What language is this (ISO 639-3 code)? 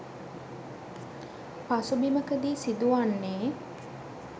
sin